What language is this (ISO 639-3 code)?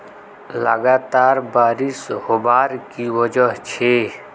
mag